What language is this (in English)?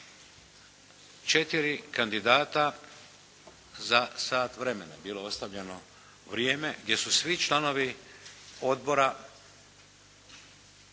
Croatian